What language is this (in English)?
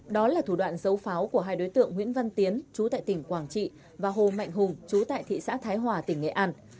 Vietnamese